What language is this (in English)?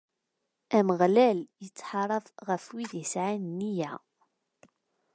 Kabyle